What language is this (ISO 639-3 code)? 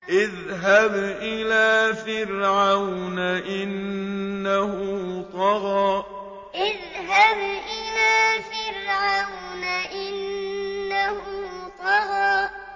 ara